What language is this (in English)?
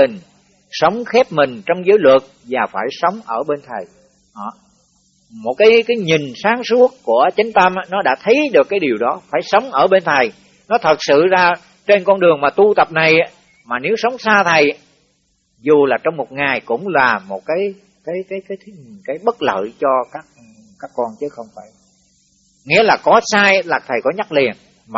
Vietnamese